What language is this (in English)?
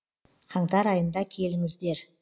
Kazakh